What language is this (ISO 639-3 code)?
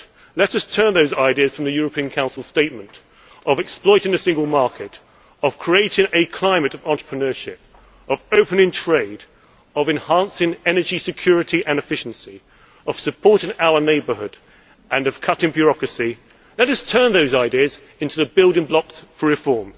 eng